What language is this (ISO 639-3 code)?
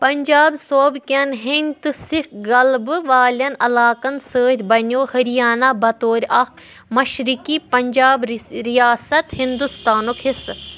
kas